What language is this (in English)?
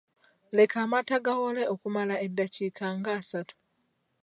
Ganda